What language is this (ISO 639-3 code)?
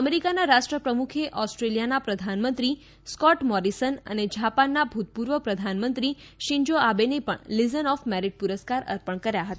guj